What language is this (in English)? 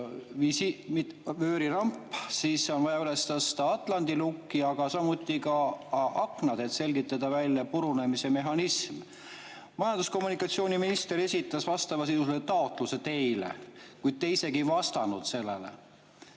Estonian